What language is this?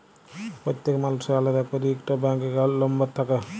Bangla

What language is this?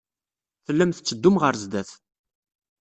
Kabyle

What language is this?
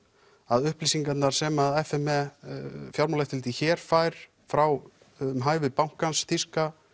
Icelandic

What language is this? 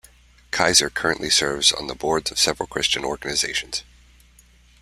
English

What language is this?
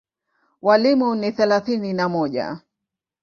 Swahili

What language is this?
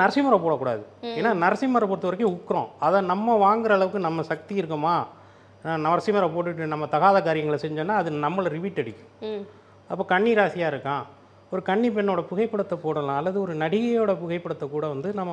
Arabic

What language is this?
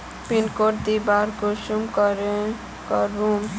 Magahi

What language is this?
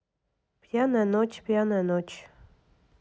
Russian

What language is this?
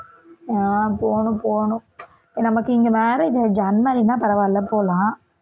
Tamil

